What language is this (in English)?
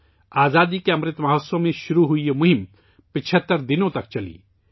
Urdu